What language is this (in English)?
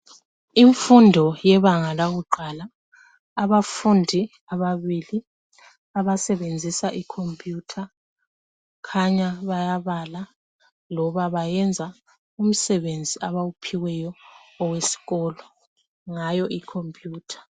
North Ndebele